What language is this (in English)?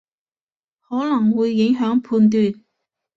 Cantonese